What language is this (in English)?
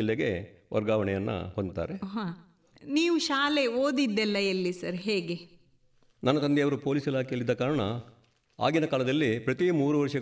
Kannada